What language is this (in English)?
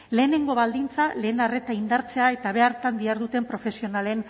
Basque